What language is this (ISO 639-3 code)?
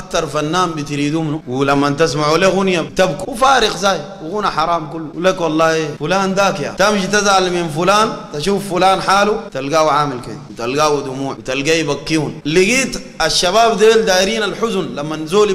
ara